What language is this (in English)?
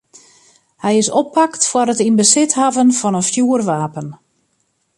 Western Frisian